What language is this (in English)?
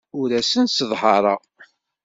Kabyle